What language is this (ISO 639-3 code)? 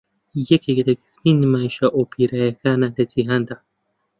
ckb